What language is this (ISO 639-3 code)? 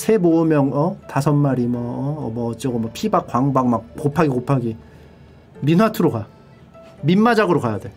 kor